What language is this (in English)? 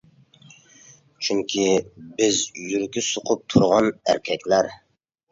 Uyghur